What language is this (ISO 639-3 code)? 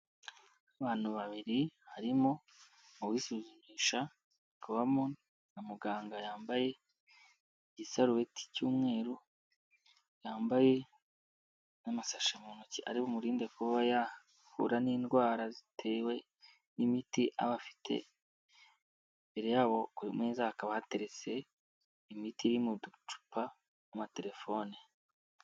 kin